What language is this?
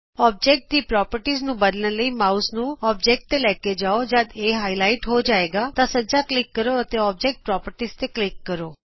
Punjabi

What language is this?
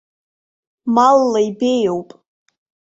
Abkhazian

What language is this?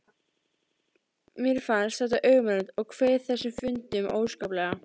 Icelandic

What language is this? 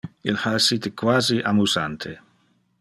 Interlingua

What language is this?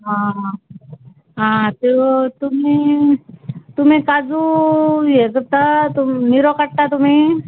Konkani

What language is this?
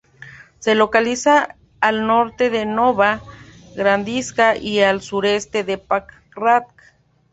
Spanish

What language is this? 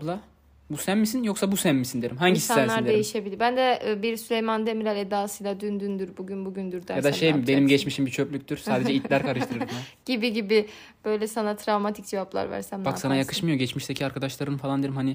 Turkish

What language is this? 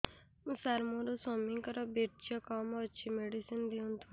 Odia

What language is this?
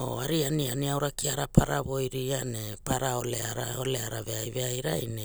Hula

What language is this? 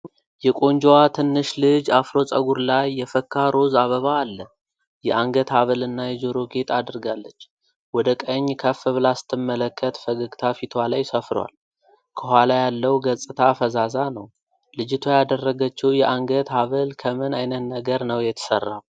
Amharic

